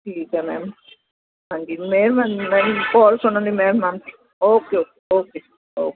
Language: Punjabi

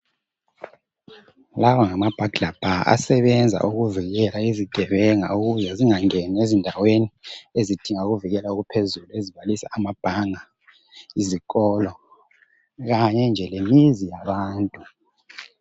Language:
North Ndebele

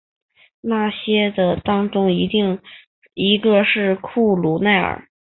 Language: Chinese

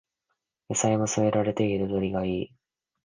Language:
Japanese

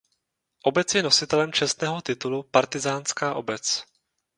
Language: Czech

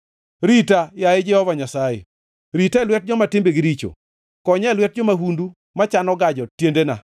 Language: Luo (Kenya and Tanzania)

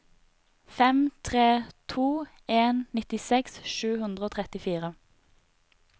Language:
Norwegian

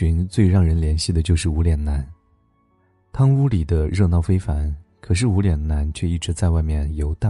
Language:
Chinese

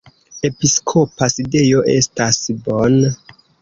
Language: Esperanto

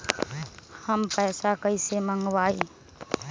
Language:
Magahi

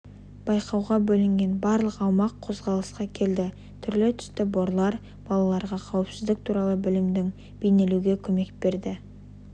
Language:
Kazakh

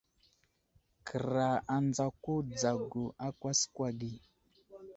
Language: Wuzlam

